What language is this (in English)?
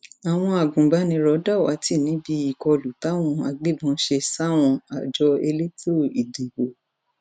Yoruba